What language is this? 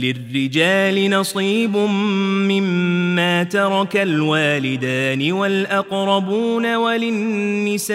Arabic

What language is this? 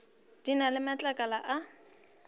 Northern Sotho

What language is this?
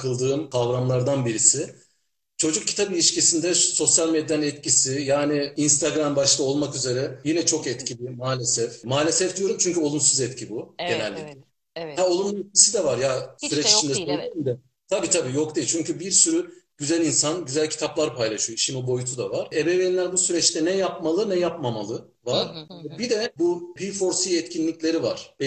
Turkish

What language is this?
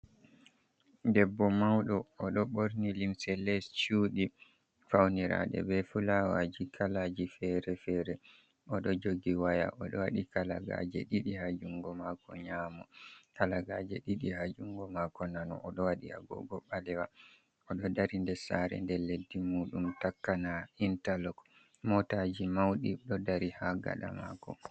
Fula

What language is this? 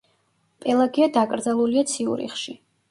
Georgian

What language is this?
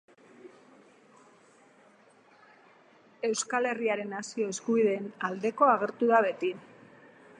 Basque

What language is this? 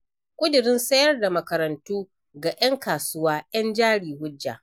Hausa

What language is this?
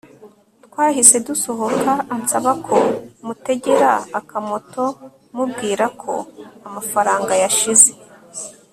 Kinyarwanda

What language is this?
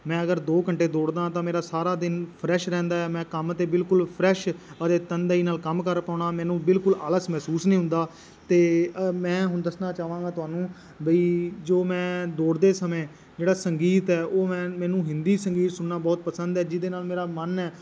Punjabi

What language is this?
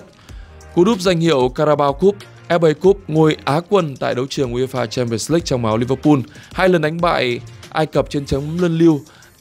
Vietnamese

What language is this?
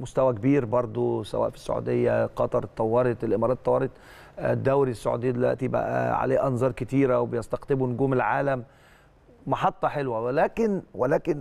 Arabic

